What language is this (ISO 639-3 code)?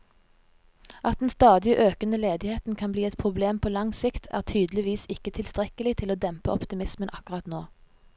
nor